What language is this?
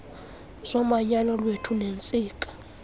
Xhosa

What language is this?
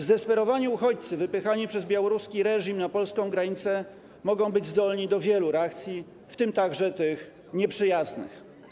Polish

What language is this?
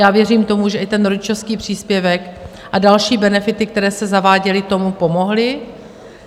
Czech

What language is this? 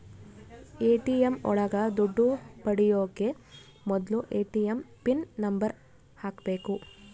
Kannada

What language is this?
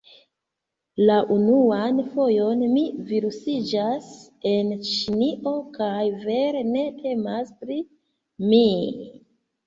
Esperanto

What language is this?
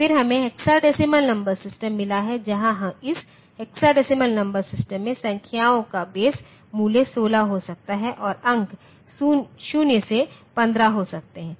Hindi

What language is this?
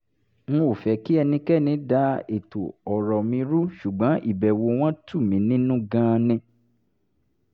Yoruba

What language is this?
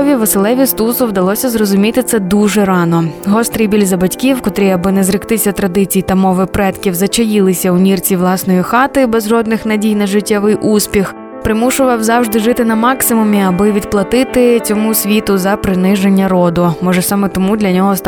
Ukrainian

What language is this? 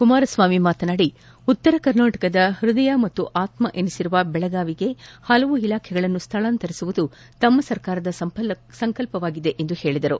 Kannada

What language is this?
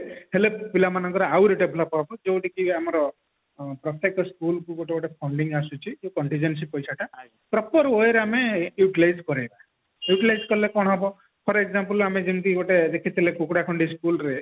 Odia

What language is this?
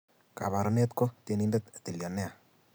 Kalenjin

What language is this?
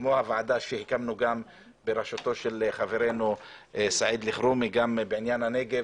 Hebrew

